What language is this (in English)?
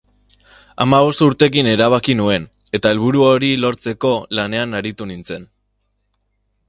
Basque